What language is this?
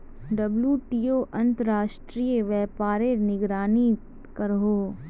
Magahi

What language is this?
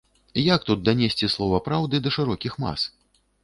Belarusian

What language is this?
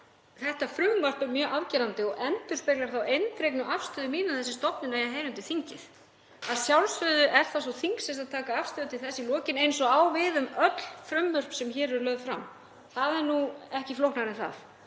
Icelandic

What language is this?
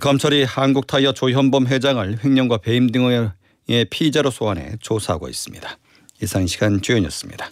Korean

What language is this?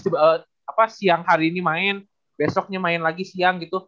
Indonesian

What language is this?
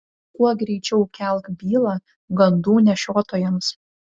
Lithuanian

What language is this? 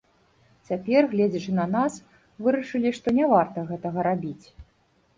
Belarusian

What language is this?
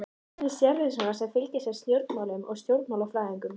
Icelandic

